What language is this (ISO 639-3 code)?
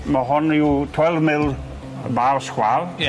cym